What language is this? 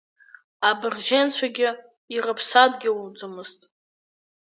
Abkhazian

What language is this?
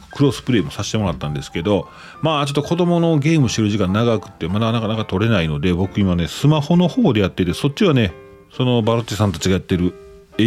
Japanese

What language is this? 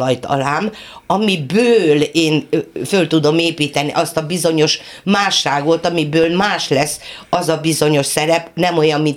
Hungarian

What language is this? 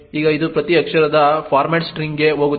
Kannada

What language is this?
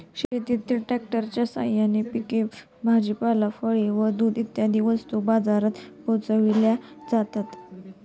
Marathi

